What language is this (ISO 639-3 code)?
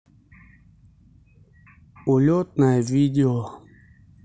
rus